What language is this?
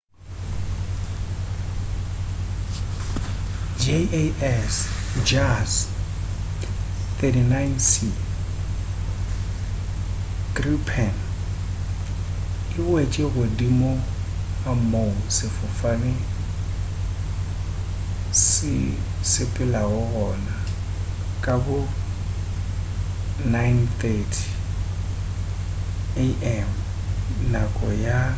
Northern Sotho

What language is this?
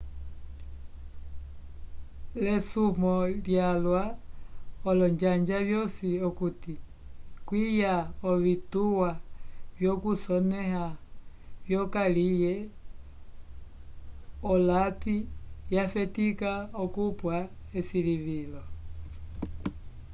Umbundu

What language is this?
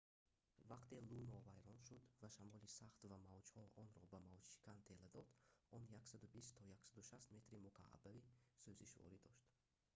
Tajik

